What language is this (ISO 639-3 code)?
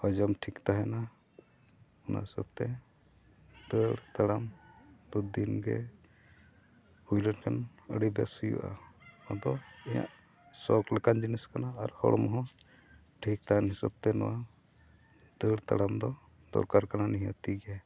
sat